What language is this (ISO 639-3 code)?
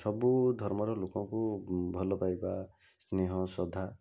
ori